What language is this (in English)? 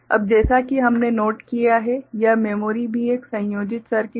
Hindi